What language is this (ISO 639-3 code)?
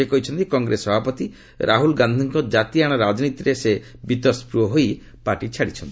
ori